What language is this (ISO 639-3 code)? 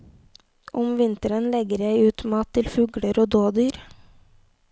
nor